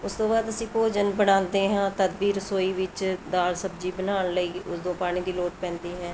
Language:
Punjabi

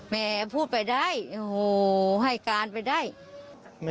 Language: Thai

